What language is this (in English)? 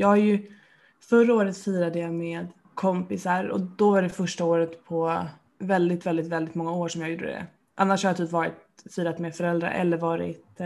Swedish